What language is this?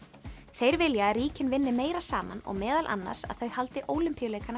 Icelandic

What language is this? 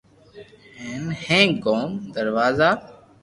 Loarki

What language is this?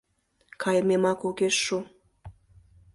Mari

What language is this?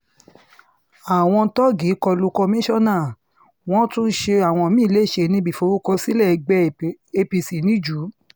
Yoruba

